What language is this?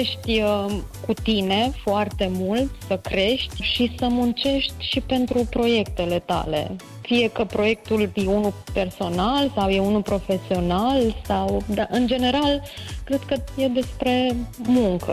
Romanian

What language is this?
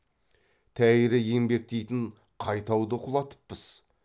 Kazakh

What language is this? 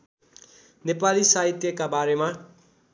Nepali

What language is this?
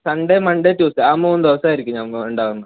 Malayalam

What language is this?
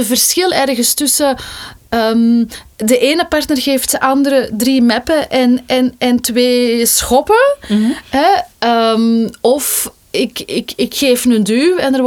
Dutch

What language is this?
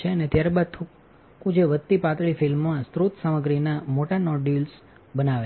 Gujarati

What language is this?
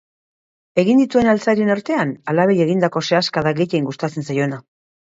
Basque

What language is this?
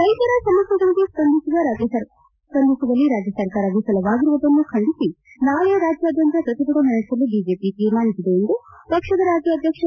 Kannada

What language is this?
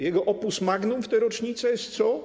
Polish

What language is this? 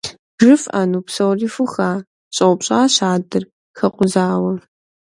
Kabardian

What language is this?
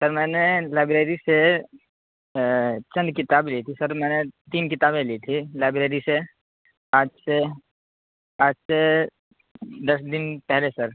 Urdu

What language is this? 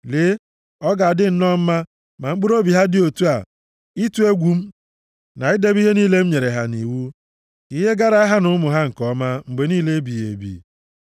Igbo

